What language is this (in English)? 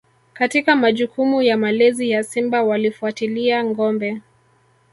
Swahili